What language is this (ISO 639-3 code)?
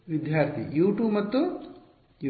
kan